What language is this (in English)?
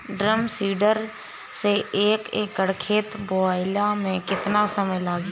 Bhojpuri